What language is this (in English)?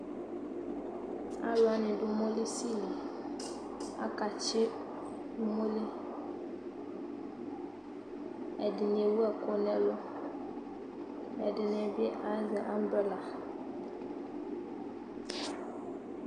Ikposo